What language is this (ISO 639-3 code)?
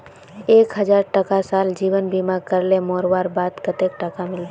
mag